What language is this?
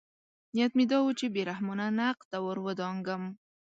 Pashto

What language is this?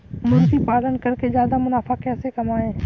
Hindi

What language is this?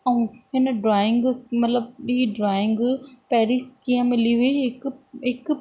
Sindhi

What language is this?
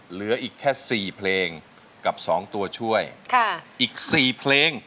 Thai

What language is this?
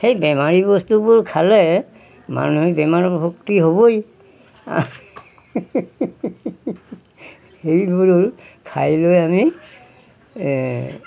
Assamese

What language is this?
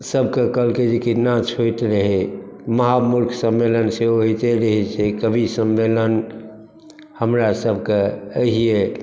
Maithili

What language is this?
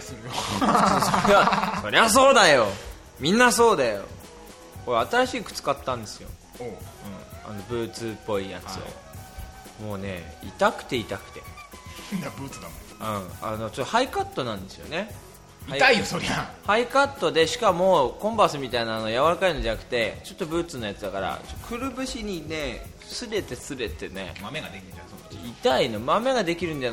Japanese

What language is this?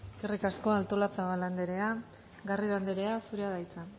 Basque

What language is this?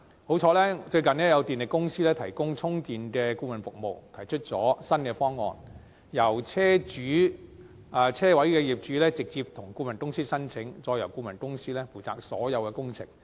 Cantonese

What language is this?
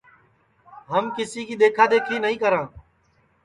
Sansi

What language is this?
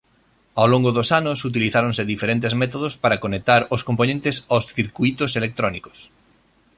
Galician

